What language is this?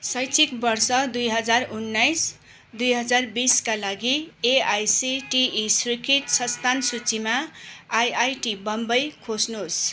Nepali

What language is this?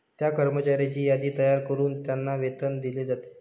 Marathi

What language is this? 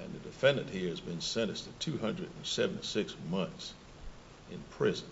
English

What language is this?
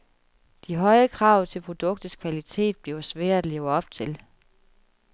Danish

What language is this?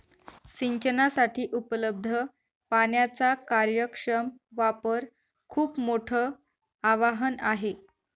Marathi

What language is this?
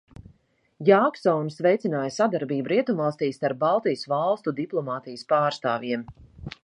Latvian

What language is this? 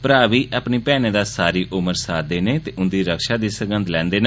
Dogri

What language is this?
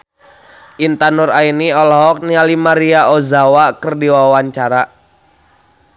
Sundanese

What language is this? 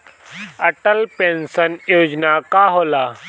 Bhojpuri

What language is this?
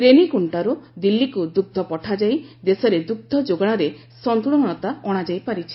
Odia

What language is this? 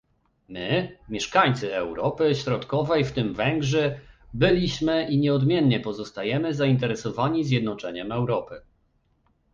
Polish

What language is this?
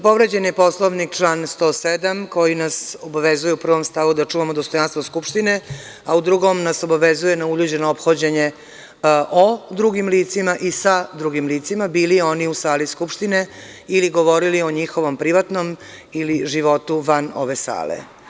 Serbian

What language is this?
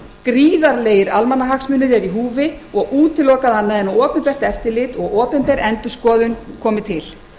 Icelandic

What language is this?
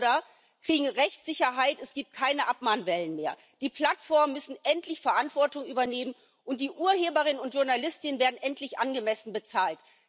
German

